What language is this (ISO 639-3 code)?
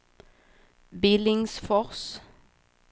swe